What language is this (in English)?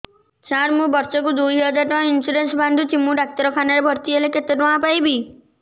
Odia